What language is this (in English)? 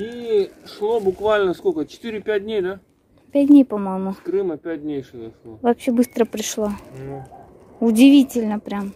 Russian